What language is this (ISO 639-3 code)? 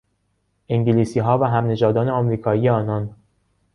fas